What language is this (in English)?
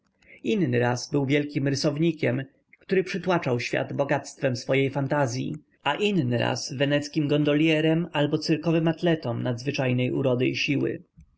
Polish